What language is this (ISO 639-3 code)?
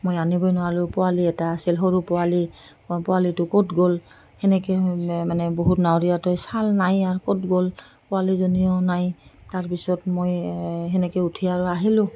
asm